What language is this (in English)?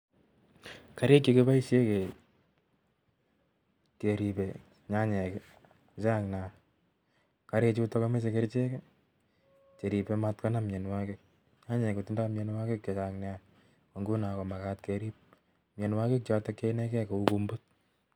Kalenjin